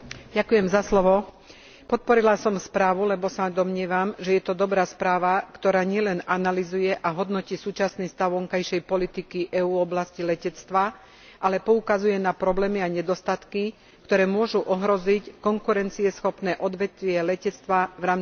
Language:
Slovak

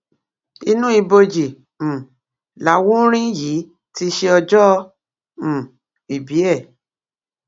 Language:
Yoruba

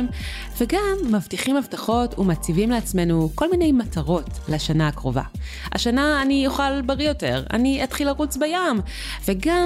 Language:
Hebrew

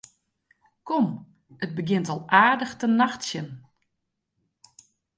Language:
Western Frisian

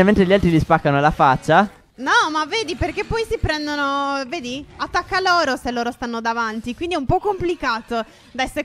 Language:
Italian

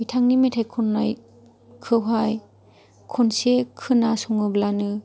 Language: Bodo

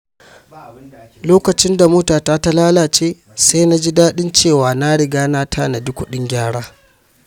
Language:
Hausa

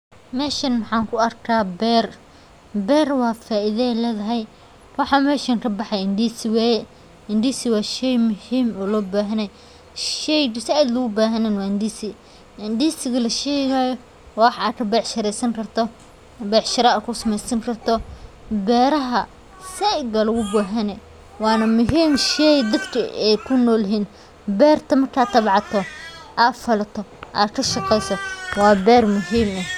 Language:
Somali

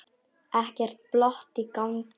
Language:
Icelandic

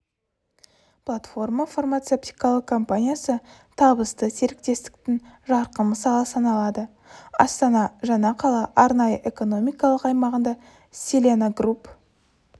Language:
Kazakh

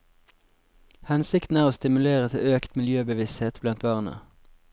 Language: Norwegian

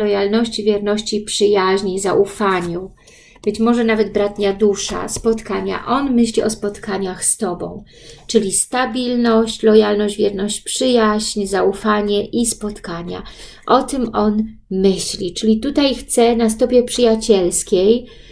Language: Polish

